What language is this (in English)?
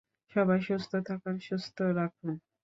Bangla